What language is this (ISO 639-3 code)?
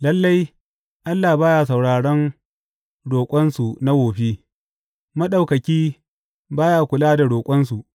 hau